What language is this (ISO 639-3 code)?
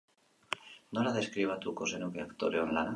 eus